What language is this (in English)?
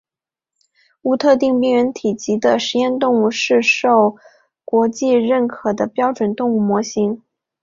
Chinese